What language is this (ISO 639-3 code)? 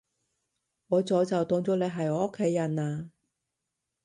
yue